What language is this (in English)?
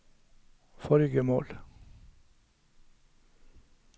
Norwegian